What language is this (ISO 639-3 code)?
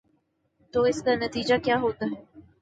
urd